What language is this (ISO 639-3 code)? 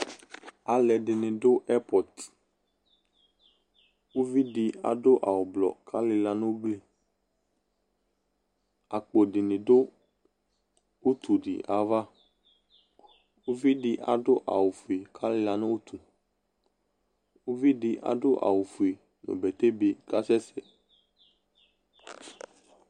kpo